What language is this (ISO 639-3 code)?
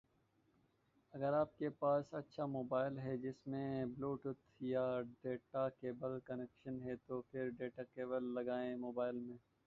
urd